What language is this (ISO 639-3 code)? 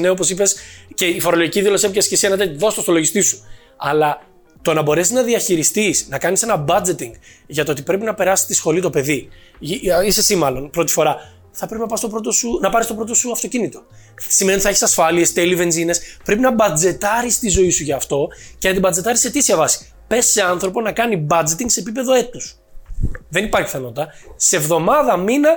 ell